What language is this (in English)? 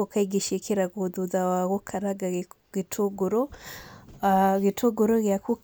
Kikuyu